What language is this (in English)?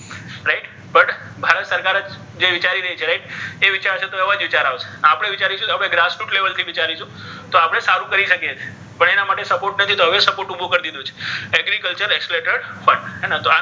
Gujarati